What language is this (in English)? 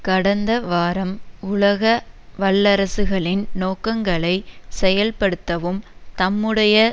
Tamil